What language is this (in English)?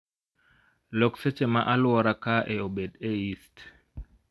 Luo (Kenya and Tanzania)